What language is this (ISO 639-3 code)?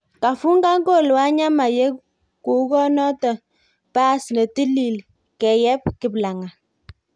kln